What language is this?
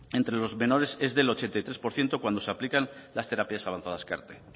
Spanish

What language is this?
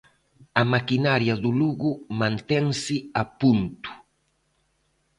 Galician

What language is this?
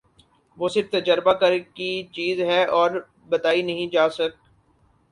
Urdu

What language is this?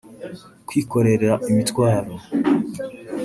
Kinyarwanda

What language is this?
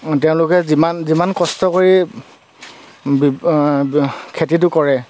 Assamese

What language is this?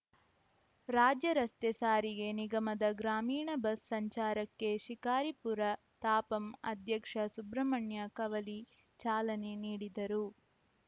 Kannada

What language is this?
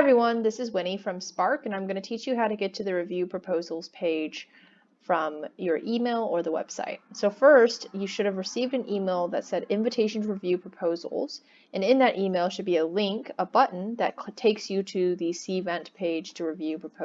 English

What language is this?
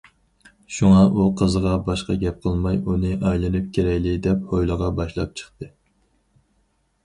Uyghur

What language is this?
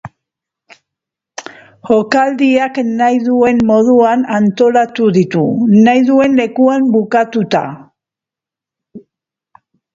Basque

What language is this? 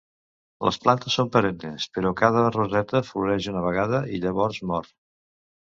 Catalan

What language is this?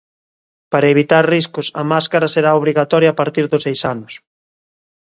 Galician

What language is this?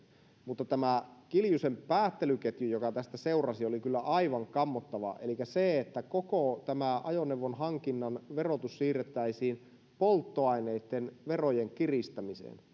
Finnish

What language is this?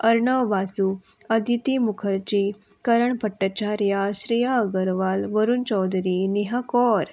Konkani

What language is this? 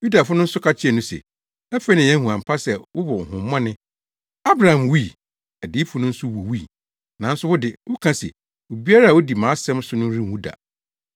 Akan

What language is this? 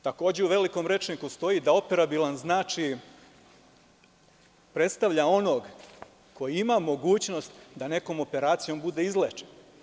Serbian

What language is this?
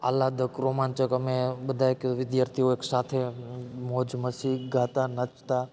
Gujarati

